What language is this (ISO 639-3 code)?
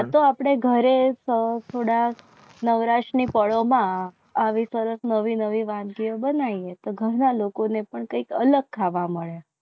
guj